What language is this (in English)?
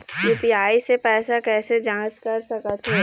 Chhattisgarhi